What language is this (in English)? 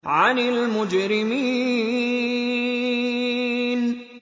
Arabic